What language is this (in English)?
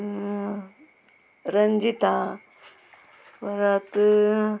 Konkani